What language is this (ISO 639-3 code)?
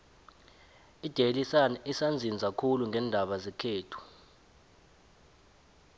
nbl